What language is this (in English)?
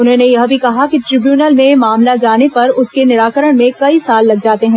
Hindi